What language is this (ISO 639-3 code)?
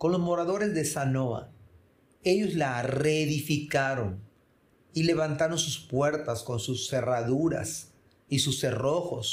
spa